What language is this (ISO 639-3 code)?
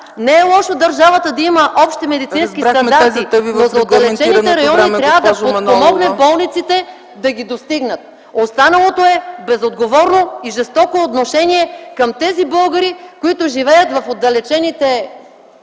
bul